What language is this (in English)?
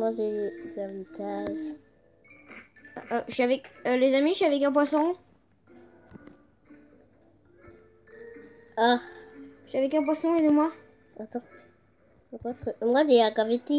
French